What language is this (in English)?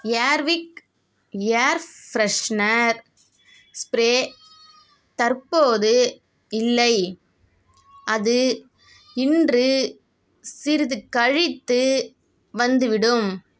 Tamil